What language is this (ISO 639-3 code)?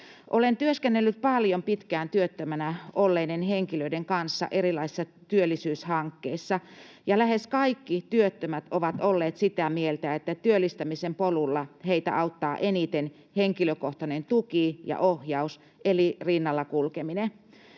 fin